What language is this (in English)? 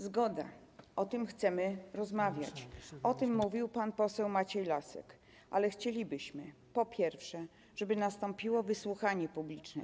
Polish